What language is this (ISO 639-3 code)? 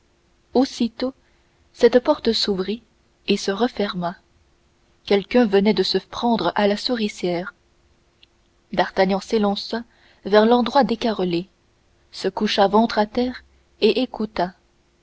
fra